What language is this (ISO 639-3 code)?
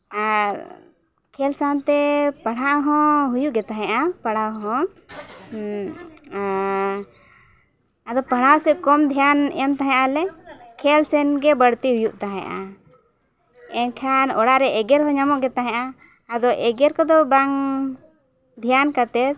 sat